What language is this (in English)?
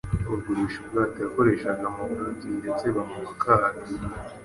Kinyarwanda